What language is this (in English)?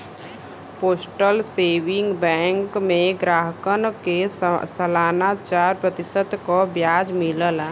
Bhojpuri